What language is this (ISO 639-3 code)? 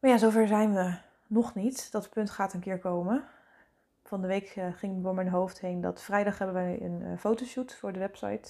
nld